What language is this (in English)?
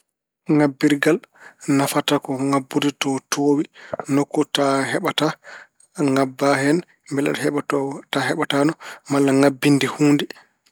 Fula